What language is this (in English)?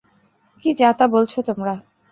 Bangla